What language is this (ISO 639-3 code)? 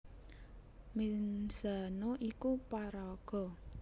jav